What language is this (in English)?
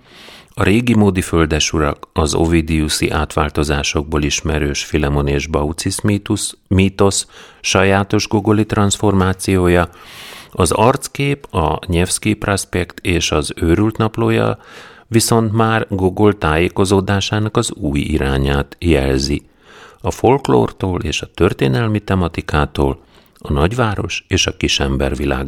Hungarian